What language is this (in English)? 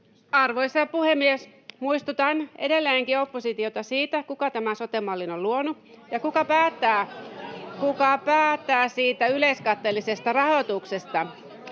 Finnish